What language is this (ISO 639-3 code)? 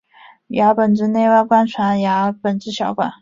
zho